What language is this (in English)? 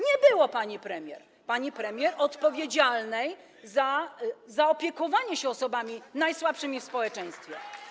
Polish